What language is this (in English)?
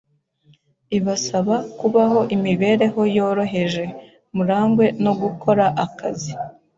Kinyarwanda